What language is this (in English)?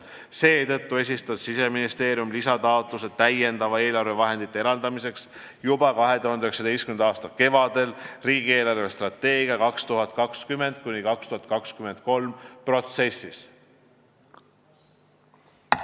Estonian